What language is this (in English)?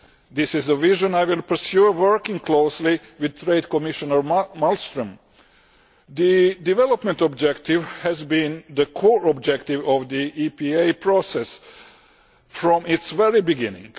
English